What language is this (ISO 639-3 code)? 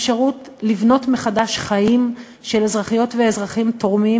heb